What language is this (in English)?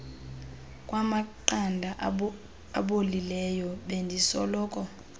Xhosa